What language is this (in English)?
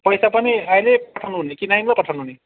Nepali